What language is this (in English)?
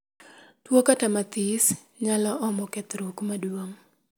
Luo (Kenya and Tanzania)